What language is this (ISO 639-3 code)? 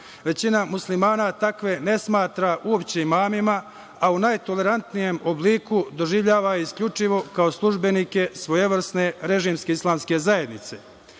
srp